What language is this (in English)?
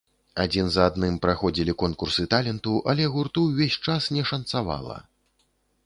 Belarusian